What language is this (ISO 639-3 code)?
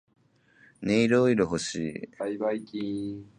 jpn